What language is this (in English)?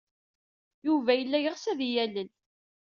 Kabyle